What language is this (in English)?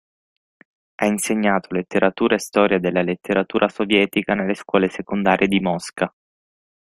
Italian